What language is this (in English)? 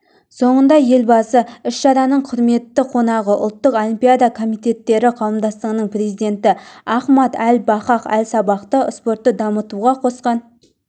Kazakh